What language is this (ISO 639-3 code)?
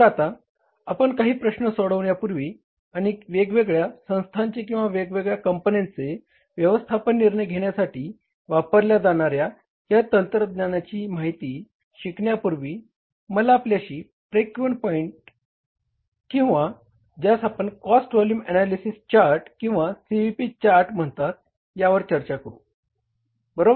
mar